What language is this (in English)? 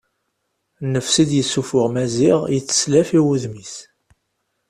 Kabyle